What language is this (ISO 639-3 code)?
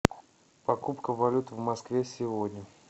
rus